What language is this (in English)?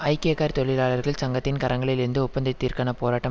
Tamil